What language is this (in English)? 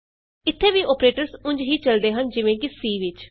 Punjabi